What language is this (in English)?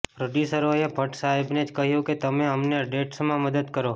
Gujarati